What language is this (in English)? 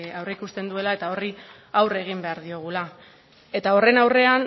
Basque